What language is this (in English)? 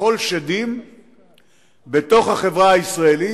Hebrew